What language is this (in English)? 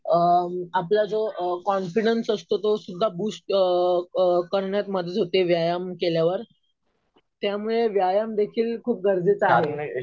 Marathi